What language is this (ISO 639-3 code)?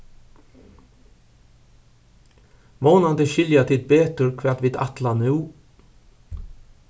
fao